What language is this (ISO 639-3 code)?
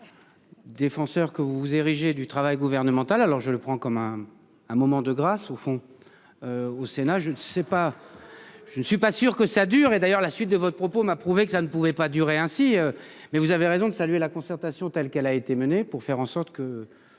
fra